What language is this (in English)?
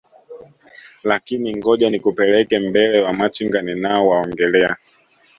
Swahili